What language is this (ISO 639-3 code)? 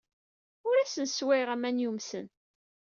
kab